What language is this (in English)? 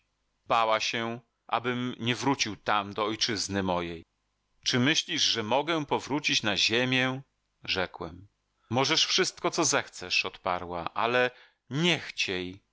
Polish